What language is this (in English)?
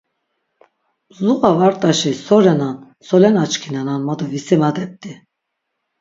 Laz